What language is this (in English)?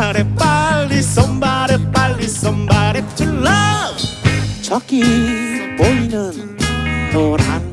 Korean